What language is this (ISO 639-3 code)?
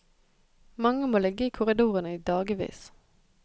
nor